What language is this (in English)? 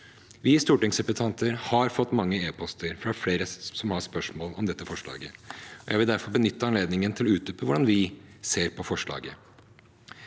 Norwegian